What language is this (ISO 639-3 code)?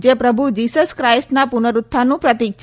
guj